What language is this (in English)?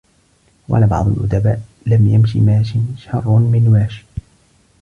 Arabic